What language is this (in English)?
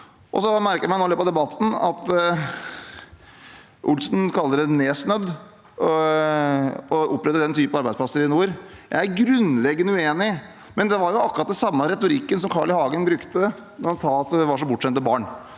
Norwegian